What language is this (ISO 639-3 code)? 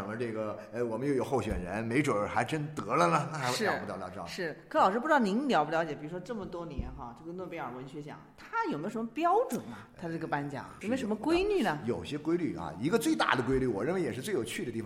zho